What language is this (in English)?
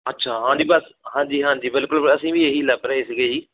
Punjabi